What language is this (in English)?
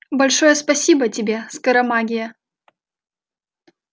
Russian